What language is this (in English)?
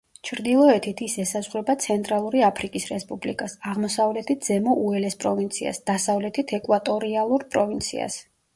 Georgian